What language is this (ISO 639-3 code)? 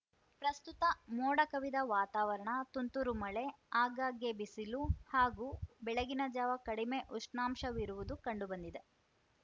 kan